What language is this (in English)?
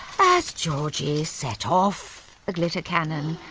English